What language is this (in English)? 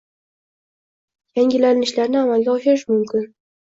Uzbek